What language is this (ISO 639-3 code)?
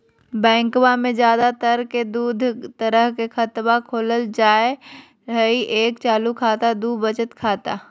mag